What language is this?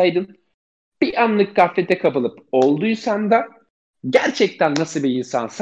Turkish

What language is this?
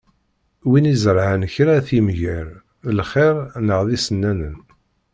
Kabyle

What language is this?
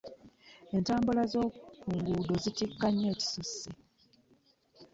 Ganda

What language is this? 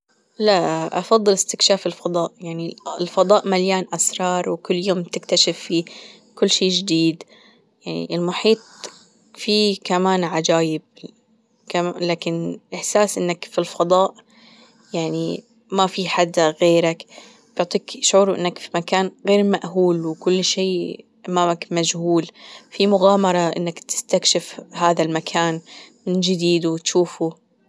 Gulf Arabic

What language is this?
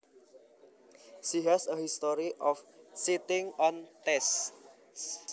Javanese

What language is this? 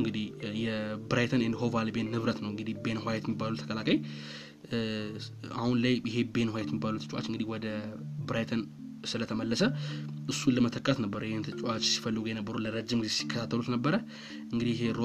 Amharic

